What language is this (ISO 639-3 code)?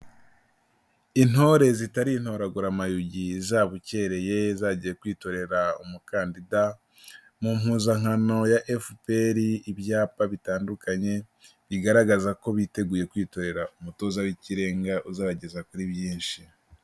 kin